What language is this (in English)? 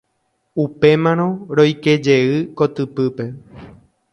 Guarani